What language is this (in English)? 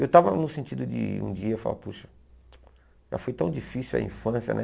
Portuguese